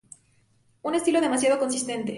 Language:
Spanish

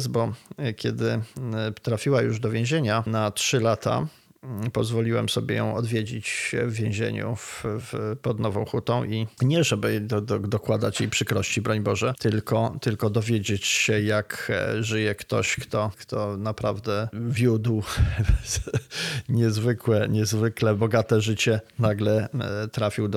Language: Polish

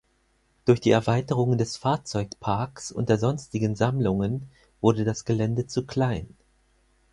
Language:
German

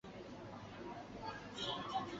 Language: Chinese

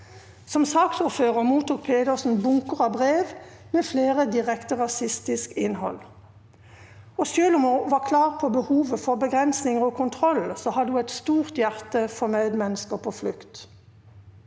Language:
Norwegian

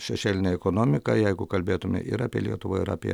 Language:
Lithuanian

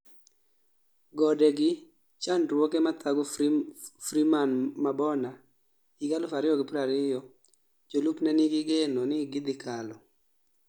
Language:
Luo (Kenya and Tanzania)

